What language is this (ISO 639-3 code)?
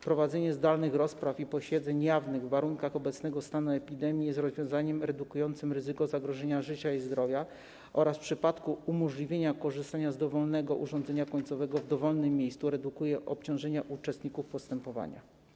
pol